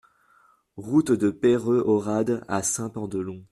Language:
French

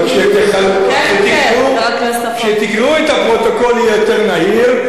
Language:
Hebrew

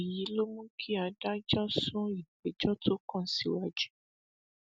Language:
Yoruba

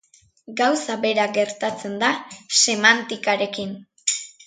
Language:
Basque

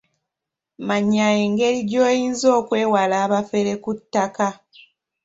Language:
Ganda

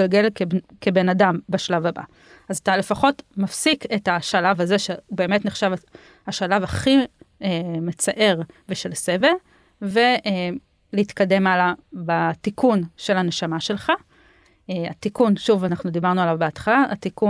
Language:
Hebrew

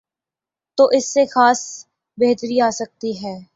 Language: Urdu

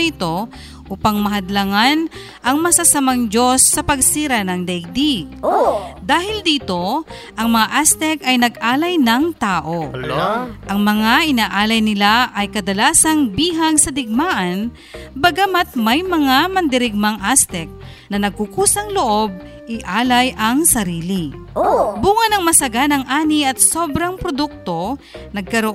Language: Filipino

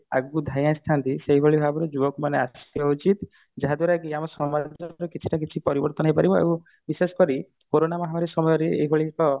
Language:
Odia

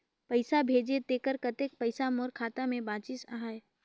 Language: Chhattisgarhi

